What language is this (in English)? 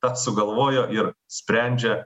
Lithuanian